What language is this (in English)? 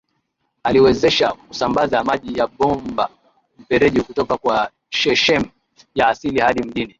Swahili